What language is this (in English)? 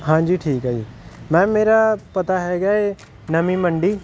Punjabi